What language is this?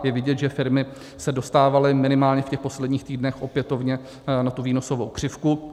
Czech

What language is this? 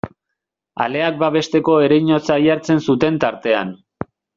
Basque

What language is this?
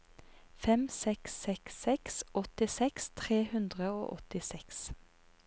Norwegian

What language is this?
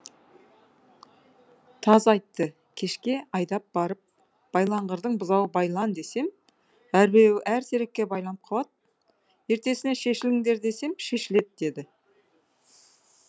Kazakh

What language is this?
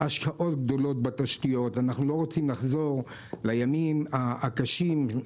Hebrew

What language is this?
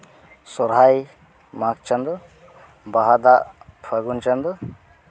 Santali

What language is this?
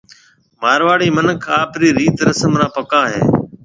Marwari (Pakistan)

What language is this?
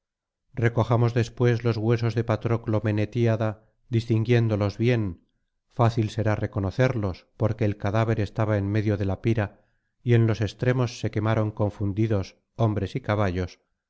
Spanish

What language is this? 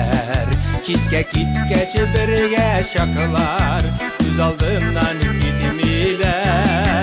Turkish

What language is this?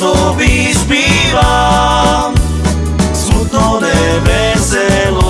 Slovak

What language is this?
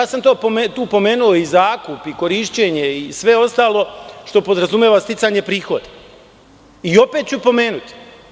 Serbian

